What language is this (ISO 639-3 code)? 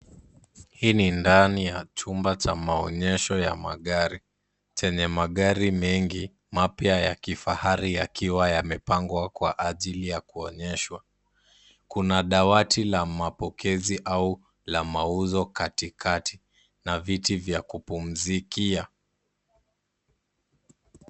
swa